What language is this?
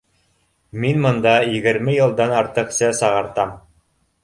Bashkir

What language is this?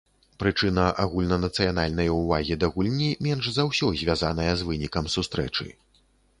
Belarusian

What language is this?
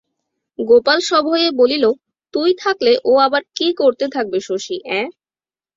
Bangla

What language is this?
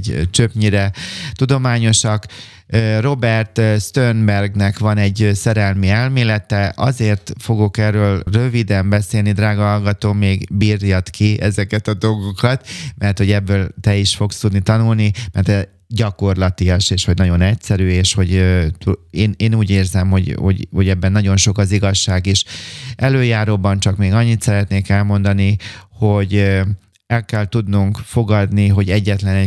Hungarian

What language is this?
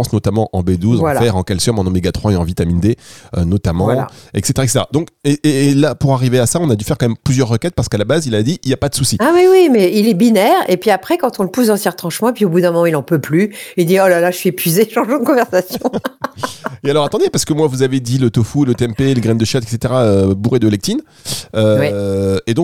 French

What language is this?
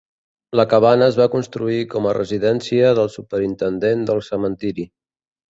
Catalan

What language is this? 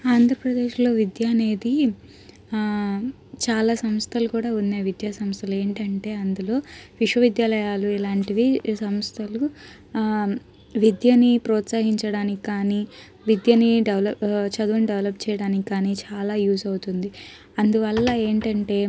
Telugu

